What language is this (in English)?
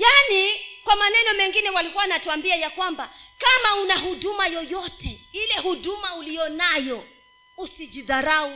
Swahili